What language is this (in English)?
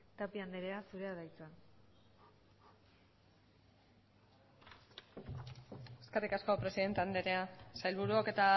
Basque